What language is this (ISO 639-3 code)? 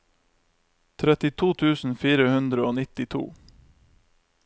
nor